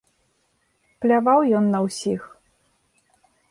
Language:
Belarusian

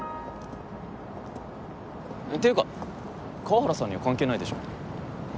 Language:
Japanese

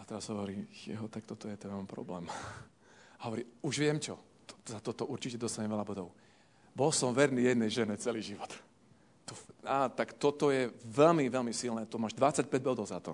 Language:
Slovak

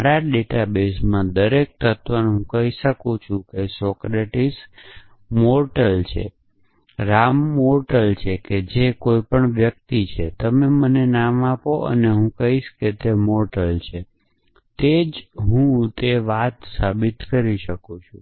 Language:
Gujarati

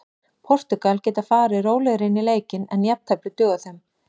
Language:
Icelandic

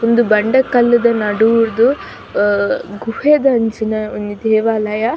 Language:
Tulu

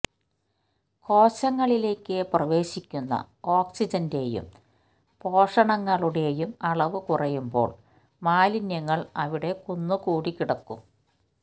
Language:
Malayalam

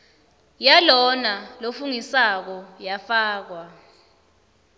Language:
Swati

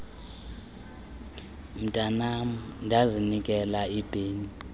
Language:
Xhosa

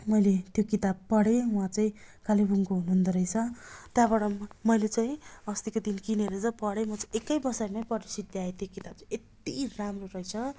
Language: Nepali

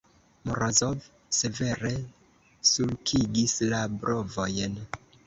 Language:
Esperanto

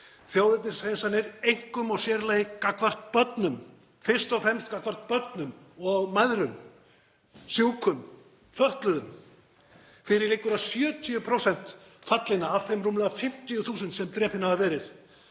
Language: Icelandic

